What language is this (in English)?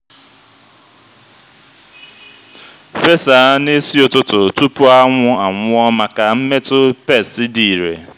Igbo